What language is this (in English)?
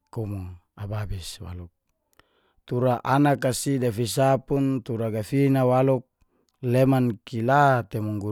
Geser-Gorom